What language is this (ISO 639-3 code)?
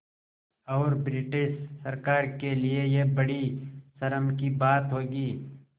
hin